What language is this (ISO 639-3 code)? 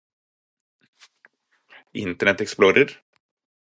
nob